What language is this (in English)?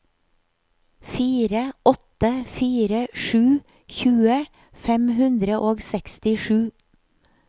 Norwegian